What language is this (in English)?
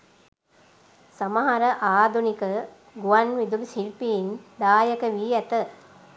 Sinhala